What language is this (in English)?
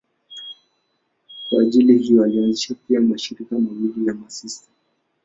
Swahili